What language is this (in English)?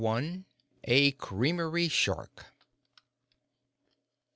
English